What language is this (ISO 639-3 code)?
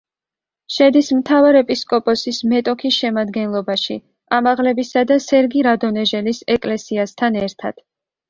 kat